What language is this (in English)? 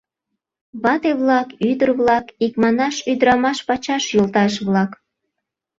Mari